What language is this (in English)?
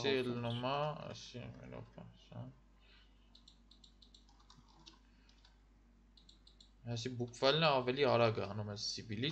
Romanian